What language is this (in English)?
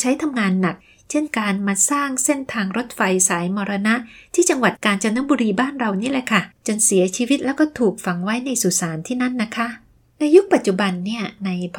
Thai